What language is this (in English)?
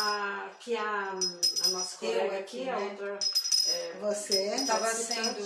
Portuguese